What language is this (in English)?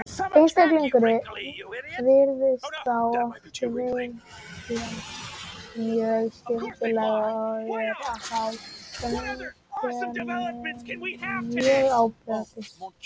Icelandic